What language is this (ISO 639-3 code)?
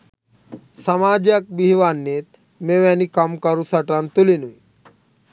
sin